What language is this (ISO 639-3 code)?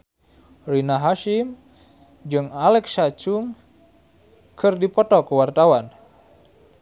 sun